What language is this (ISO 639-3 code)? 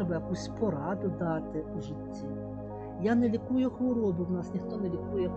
ukr